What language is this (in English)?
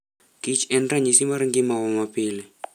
Luo (Kenya and Tanzania)